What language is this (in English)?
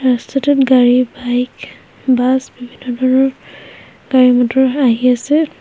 Assamese